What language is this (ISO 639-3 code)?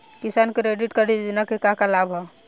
bho